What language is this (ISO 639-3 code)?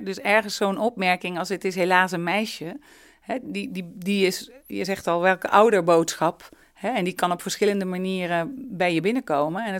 nld